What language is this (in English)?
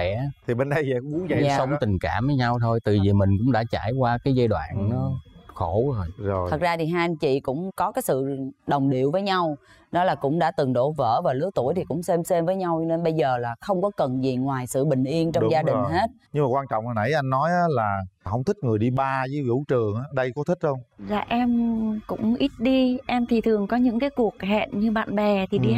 Vietnamese